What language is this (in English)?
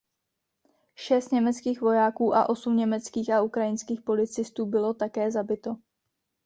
Czech